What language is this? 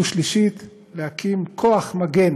Hebrew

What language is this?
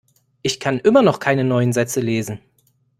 German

